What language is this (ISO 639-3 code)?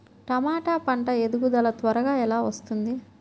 tel